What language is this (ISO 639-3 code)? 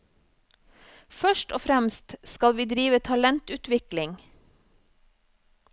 nor